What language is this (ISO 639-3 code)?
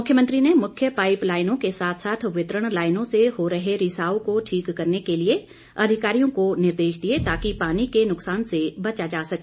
hin